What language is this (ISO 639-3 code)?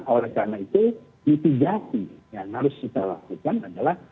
ind